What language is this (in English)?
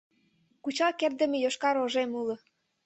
Mari